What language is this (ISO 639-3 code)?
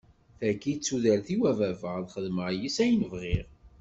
kab